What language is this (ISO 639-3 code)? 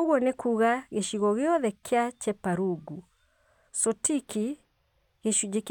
kik